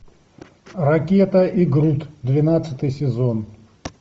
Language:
Russian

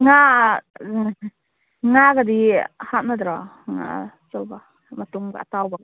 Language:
Manipuri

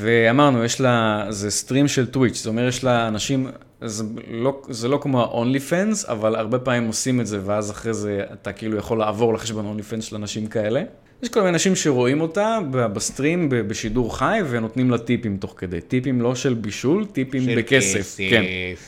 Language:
Hebrew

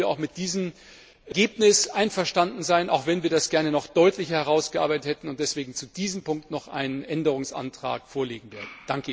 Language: German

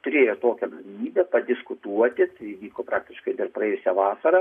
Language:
Lithuanian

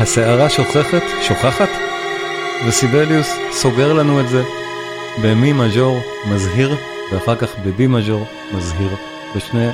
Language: Hebrew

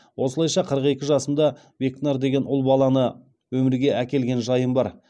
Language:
Kazakh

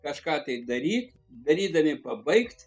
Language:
Lithuanian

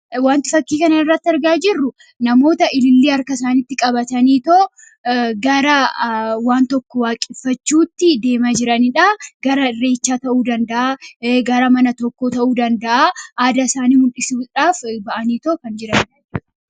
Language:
Oromo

